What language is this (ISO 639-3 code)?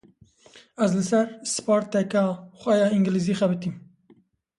kur